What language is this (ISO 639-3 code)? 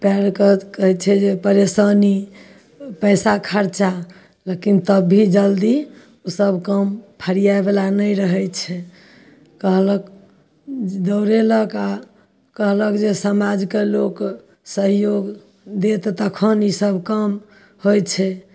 mai